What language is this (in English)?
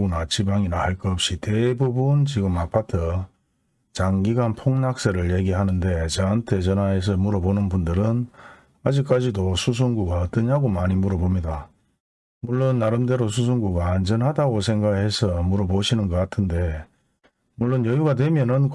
Korean